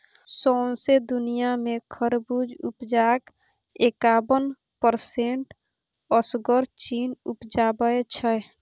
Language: Maithili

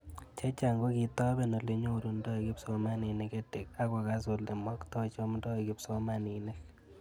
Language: Kalenjin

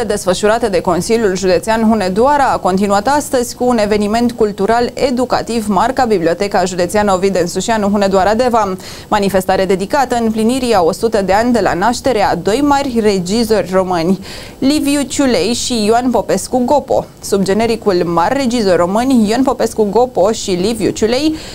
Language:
Romanian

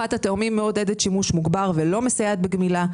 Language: Hebrew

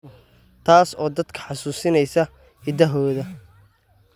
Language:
Somali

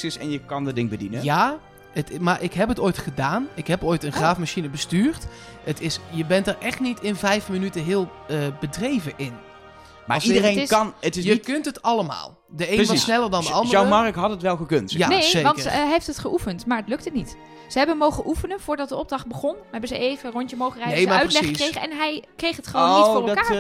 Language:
Dutch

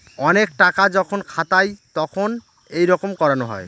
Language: Bangla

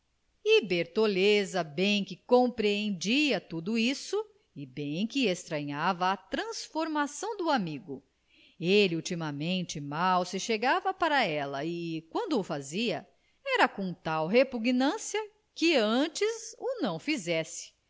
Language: Portuguese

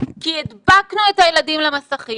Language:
Hebrew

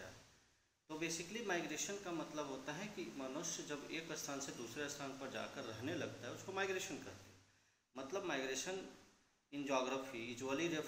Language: Hindi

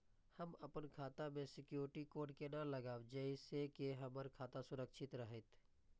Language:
Maithili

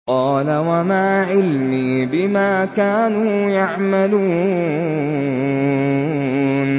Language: Arabic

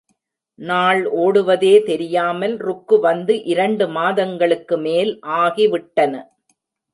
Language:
Tamil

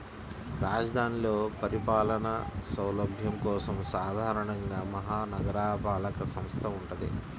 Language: Telugu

